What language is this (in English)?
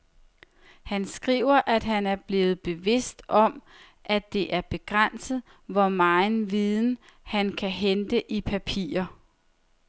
Danish